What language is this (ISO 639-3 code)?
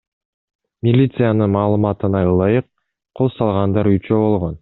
kir